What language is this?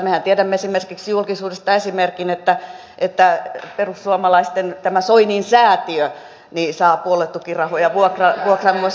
Finnish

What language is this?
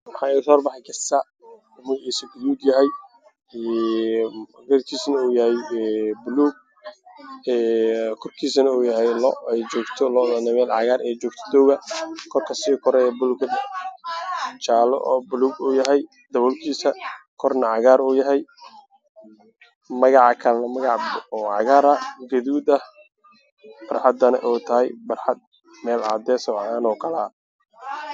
Somali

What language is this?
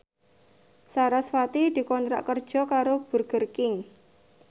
Javanese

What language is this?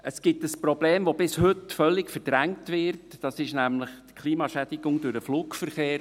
Swiss German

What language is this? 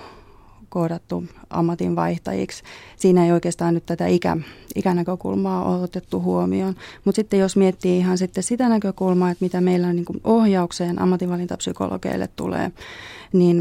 Finnish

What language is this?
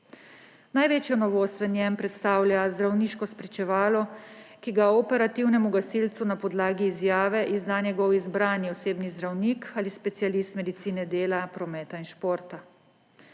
Slovenian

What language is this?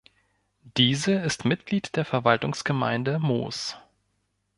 German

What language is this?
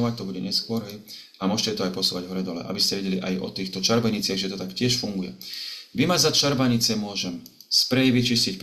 Slovak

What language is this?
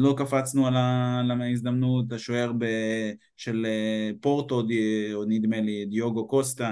Hebrew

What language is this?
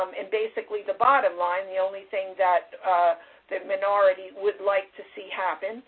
English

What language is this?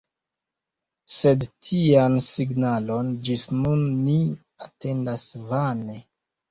Esperanto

